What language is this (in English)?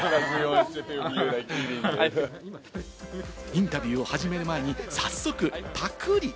Japanese